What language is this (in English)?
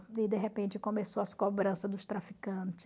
Portuguese